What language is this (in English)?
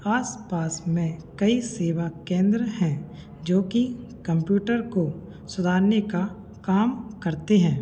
Hindi